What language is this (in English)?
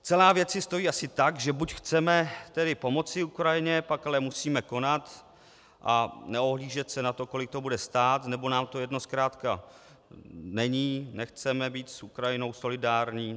Czech